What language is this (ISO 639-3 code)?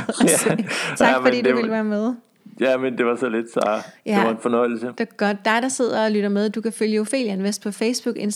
dan